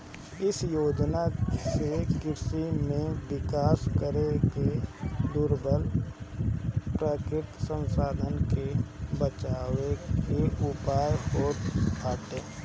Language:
Bhojpuri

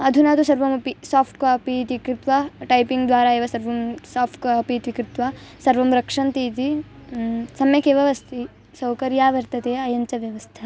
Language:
Sanskrit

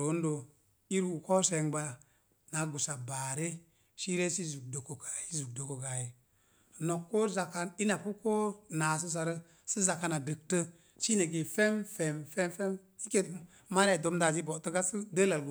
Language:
Mom Jango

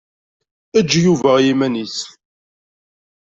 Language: Kabyle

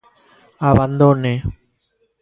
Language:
Galician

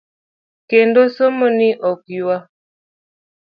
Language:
Luo (Kenya and Tanzania)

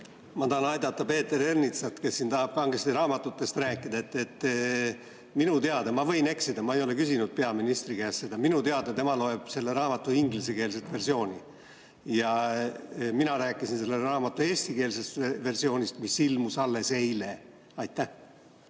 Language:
Estonian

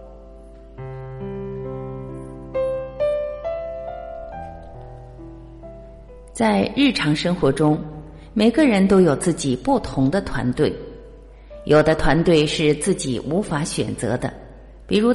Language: Chinese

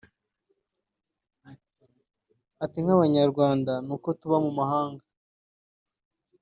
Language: Kinyarwanda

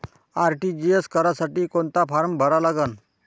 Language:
Marathi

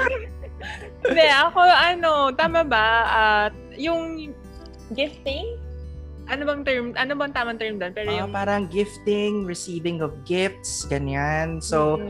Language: Filipino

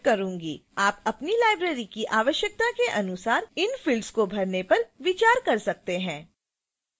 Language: Hindi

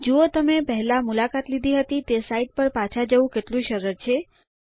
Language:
Gujarati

